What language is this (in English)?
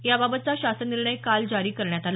Marathi